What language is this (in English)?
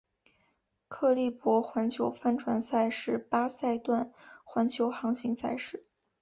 Chinese